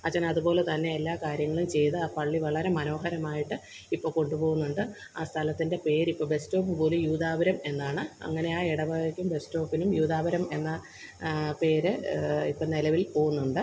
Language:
Malayalam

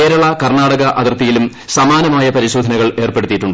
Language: Malayalam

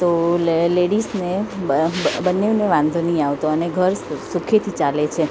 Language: Gujarati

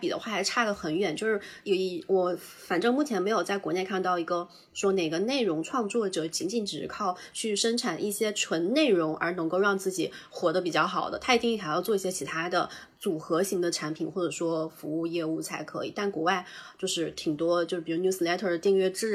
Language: Chinese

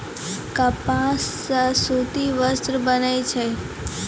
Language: Maithili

